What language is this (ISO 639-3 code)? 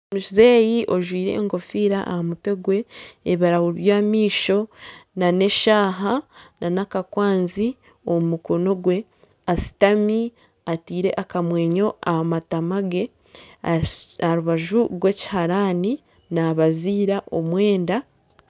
nyn